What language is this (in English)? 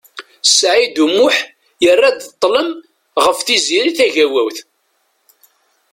Kabyle